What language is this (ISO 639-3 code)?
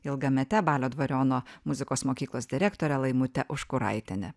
lit